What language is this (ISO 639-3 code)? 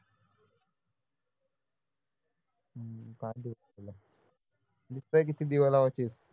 mar